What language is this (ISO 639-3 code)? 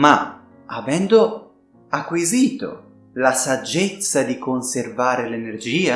ita